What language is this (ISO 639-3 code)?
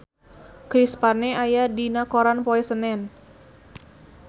sun